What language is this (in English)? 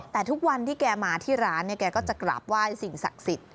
Thai